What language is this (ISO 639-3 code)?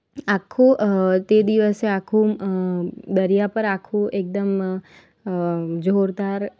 guj